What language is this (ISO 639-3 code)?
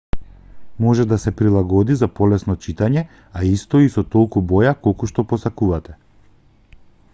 mkd